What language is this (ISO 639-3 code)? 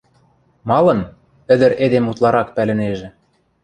mrj